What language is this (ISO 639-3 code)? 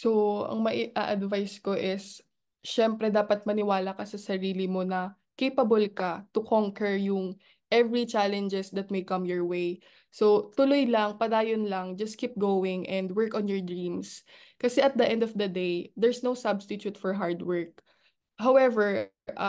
fil